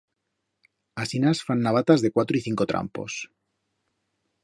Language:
Aragonese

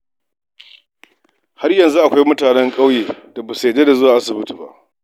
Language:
Hausa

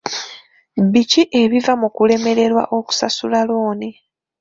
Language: Ganda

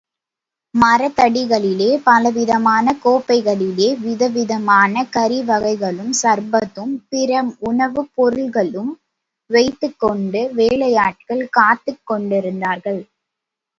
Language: Tamil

